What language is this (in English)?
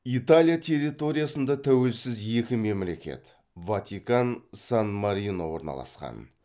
Kazakh